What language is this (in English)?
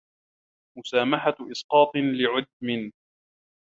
Arabic